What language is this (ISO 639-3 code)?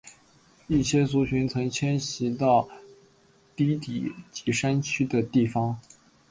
zho